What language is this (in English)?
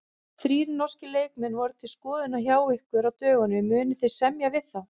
Icelandic